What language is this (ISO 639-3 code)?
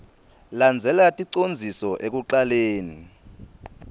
ssw